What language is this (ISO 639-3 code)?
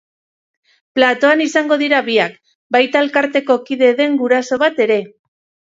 eus